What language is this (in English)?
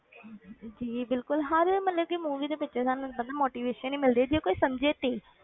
Punjabi